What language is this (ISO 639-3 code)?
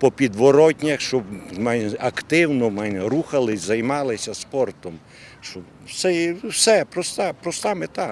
ukr